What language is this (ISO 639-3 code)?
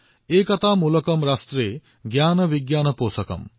asm